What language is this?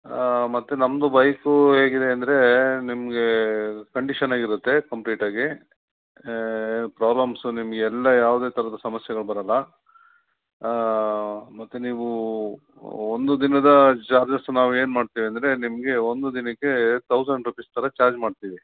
Kannada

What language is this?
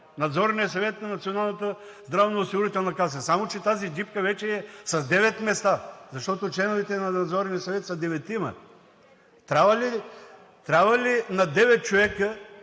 Bulgarian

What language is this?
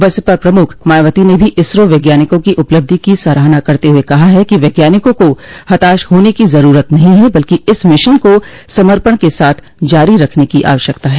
Hindi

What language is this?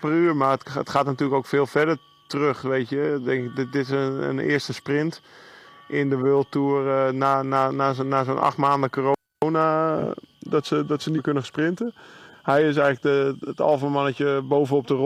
Dutch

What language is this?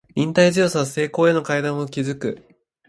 Japanese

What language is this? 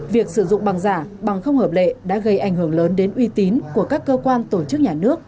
Vietnamese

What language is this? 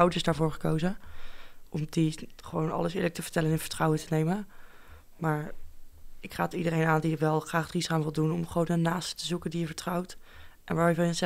Dutch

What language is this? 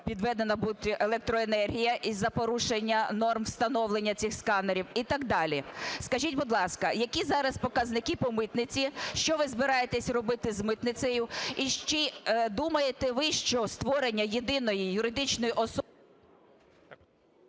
Ukrainian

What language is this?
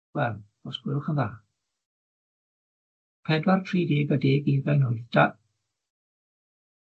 Welsh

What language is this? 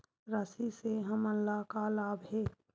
Chhattisgarhi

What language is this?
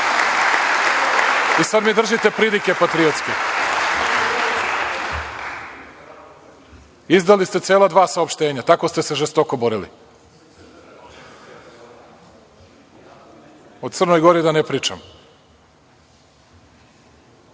Serbian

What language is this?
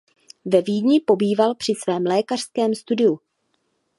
Czech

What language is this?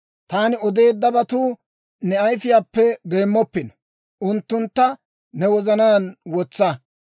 Dawro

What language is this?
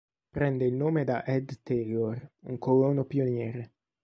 Italian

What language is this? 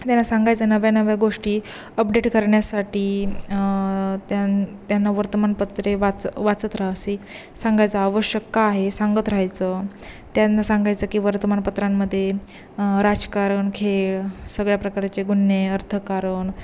Marathi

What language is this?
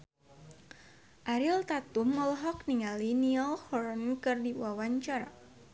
Sundanese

